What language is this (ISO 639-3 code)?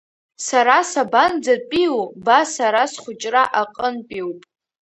abk